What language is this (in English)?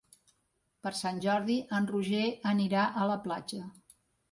Catalan